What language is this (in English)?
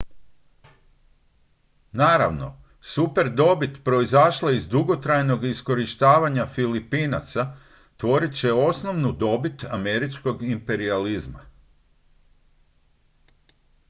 Croatian